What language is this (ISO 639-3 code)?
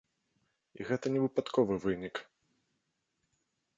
bel